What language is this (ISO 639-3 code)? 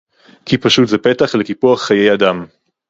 heb